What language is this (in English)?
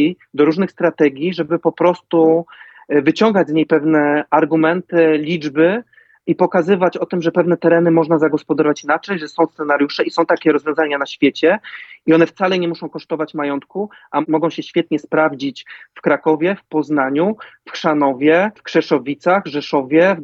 Polish